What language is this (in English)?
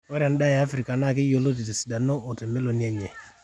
Masai